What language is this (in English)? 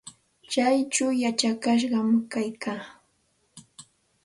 Santa Ana de Tusi Pasco Quechua